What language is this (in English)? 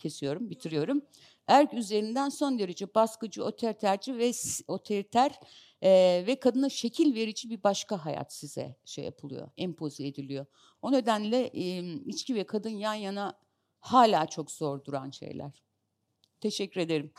Turkish